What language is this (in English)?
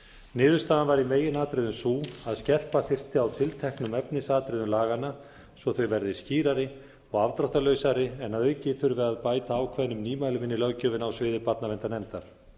Icelandic